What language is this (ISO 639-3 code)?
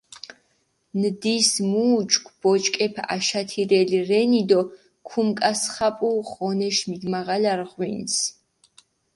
xmf